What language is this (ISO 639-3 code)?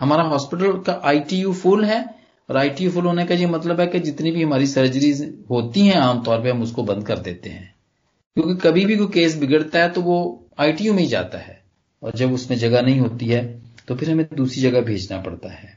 pan